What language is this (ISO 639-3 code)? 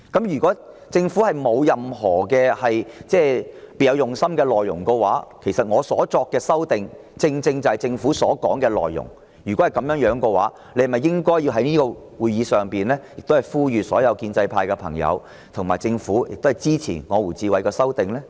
yue